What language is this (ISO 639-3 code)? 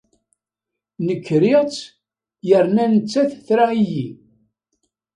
kab